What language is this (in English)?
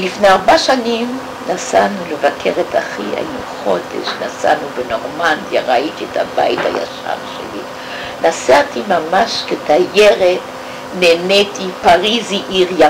Hebrew